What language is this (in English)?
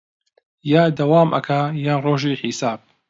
Central Kurdish